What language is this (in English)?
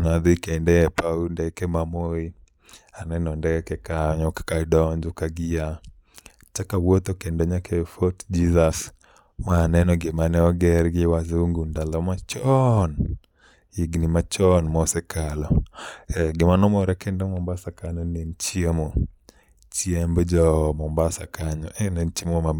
Luo (Kenya and Tanzania)